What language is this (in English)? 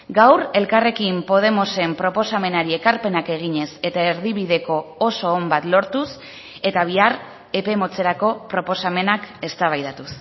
Basque